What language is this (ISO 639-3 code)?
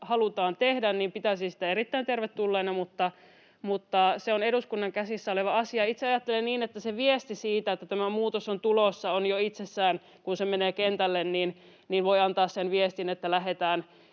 fin